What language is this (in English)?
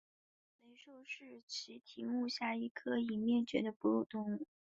Chinese